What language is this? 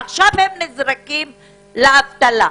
Hebrew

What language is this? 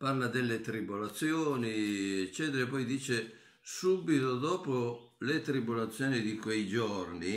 Italian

